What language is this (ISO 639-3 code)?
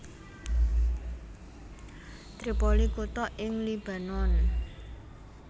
jav